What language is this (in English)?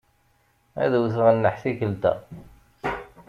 Kabyle